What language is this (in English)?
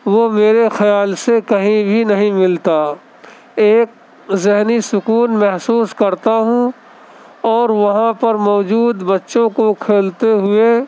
Urdu